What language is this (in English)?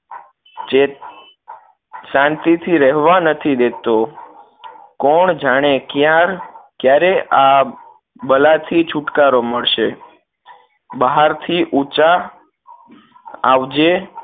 Gujarati